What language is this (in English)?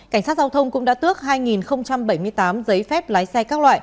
Vietnamese